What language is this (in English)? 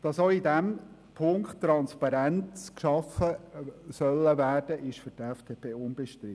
Swiss German